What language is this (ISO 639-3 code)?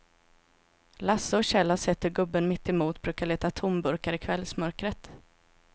swe